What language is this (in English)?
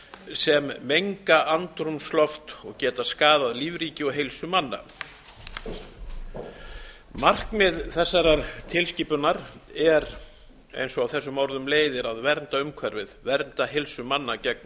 Icelandic